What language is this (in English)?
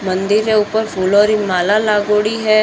Marwari